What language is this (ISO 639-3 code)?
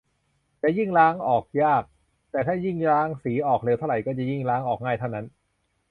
tha